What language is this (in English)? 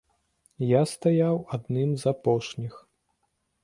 Belarusian